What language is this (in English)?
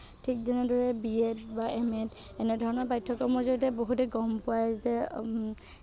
Assamese